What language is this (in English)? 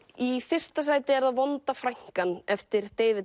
Icelandic